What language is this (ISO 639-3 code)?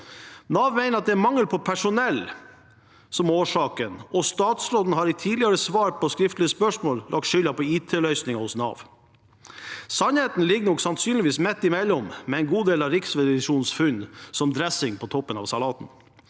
nor